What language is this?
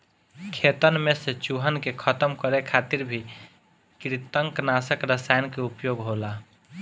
Bhojpuri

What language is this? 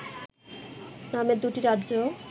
Bangla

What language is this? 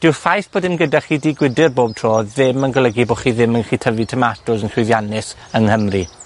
Welsh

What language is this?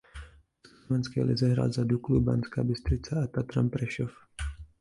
Czech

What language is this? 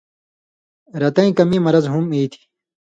Indus Kohistani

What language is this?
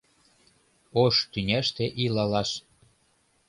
Mari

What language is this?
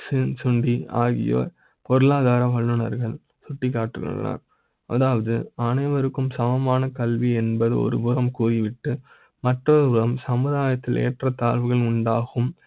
Tamil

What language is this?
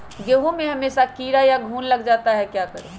Magahi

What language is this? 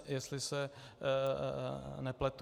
Czech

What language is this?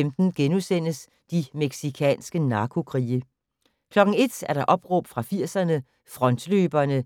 Danish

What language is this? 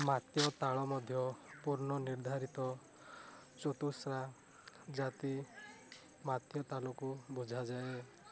Odia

